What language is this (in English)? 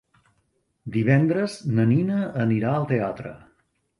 Catalan